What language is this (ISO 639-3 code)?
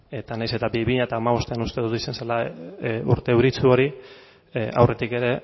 eus